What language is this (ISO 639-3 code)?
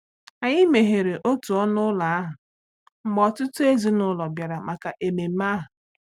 ibo